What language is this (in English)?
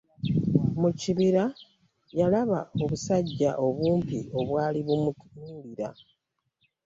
Ganda